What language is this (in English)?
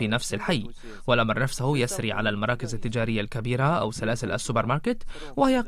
Arabic